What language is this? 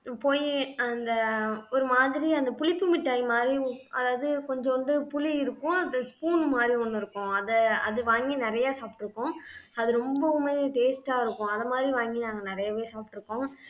Tamil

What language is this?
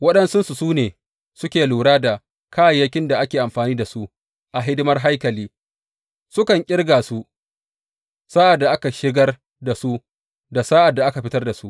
Hausa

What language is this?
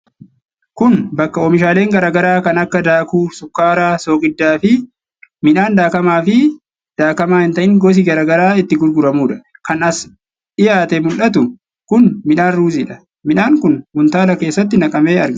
Oromo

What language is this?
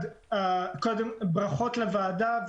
Hebrew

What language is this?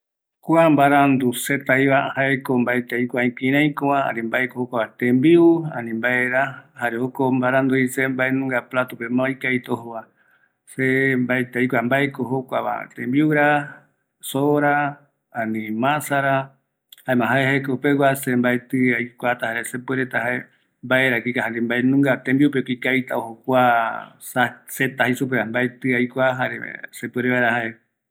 Eastern Bolivian Guaraní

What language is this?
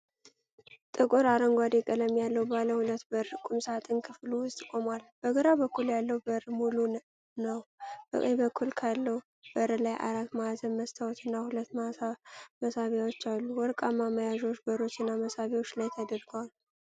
Amharic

